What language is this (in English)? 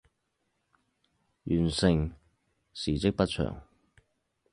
Chinese